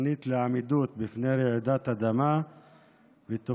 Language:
Hebrew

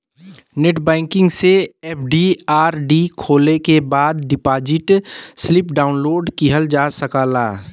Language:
Bhojpuri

